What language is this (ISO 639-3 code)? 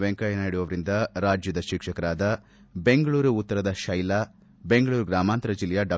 kan